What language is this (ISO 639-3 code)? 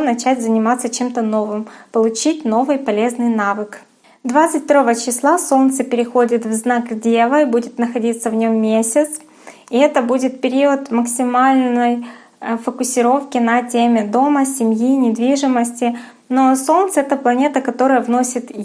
rus